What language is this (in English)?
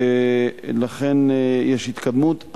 Hebrew